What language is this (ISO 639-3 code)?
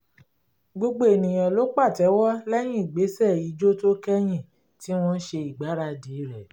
yor